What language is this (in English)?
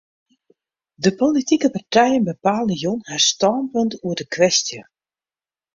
Western Frisian